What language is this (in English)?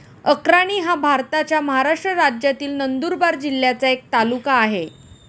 Marathi